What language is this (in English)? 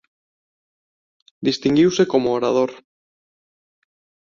Galician